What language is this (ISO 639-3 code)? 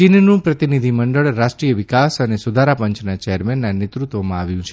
guj